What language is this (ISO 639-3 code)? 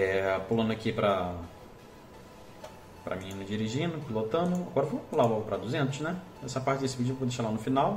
por